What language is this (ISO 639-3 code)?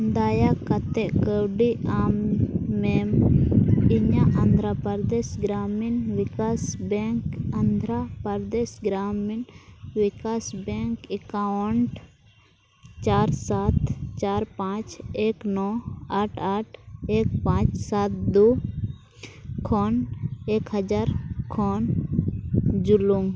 sat